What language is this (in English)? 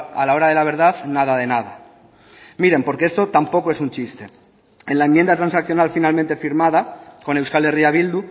Spanish